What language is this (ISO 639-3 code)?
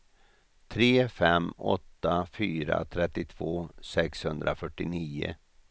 swe